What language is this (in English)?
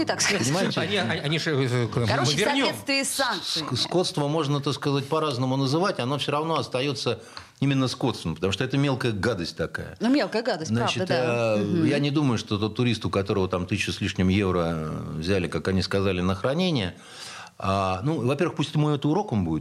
Russian